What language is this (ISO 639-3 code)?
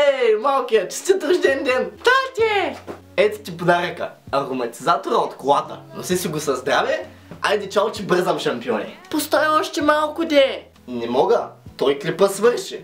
bul